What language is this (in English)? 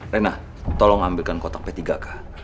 Indonesian